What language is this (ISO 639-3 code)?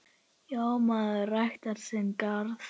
isl